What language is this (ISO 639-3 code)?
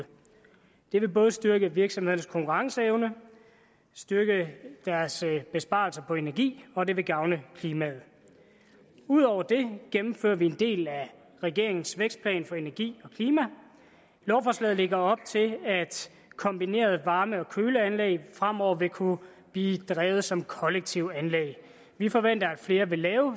dan